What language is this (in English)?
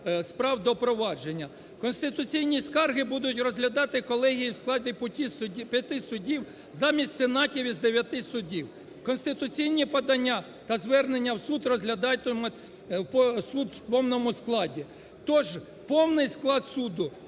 Ukrainian